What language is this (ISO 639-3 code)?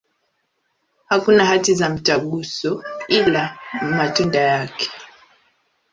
swa